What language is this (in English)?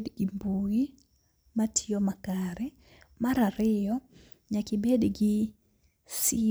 Luo (Kenya and Tanzania)